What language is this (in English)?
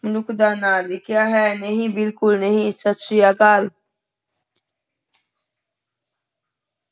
Punjabi